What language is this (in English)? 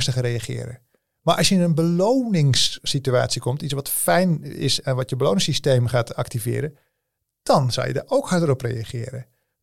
Dutch